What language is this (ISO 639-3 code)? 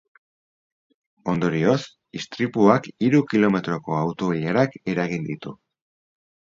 eus